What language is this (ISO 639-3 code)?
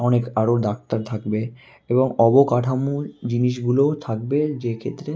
ben